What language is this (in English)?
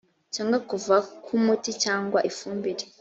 Kinyarwanda